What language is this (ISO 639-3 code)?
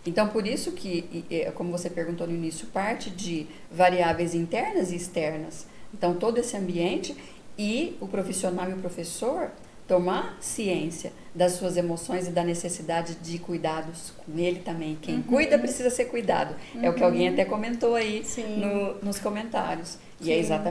por